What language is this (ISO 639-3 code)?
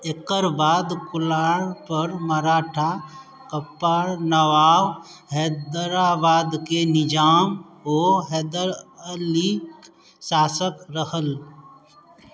mai